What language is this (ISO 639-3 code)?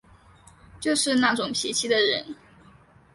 zho